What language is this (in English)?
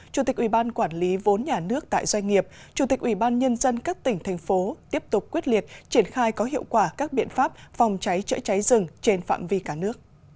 Vietnamese